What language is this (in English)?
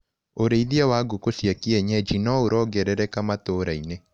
Kikuyu